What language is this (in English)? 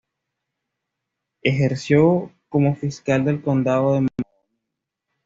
Spanish